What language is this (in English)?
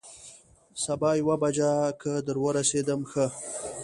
Pashto